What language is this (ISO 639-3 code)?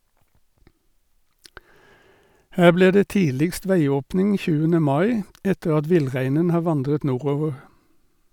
nor